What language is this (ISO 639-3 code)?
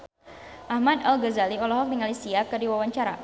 sun